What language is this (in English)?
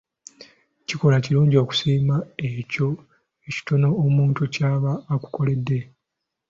Ganda